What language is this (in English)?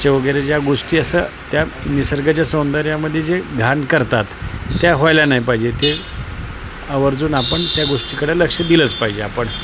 Marathi